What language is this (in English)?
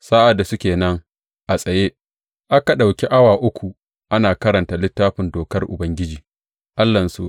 Hausa